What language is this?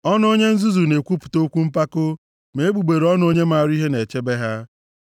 Igbo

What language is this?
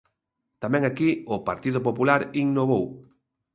Galician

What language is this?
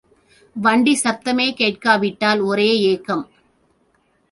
Tamil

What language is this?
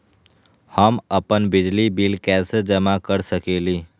Magahi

